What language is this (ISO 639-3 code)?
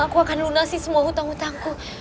ind